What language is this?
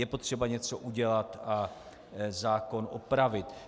Czech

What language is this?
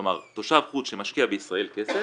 Hebrew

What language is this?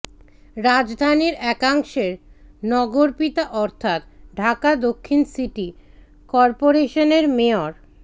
Bangla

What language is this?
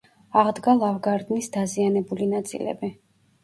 Georgian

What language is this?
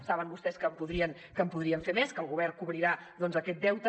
Catalan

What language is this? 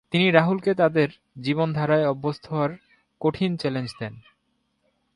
Bangla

